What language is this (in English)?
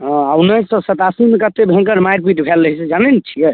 Maithili